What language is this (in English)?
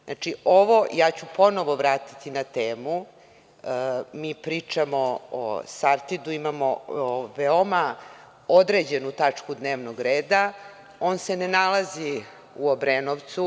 Serbian